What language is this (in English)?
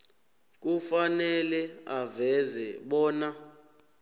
South Ndebele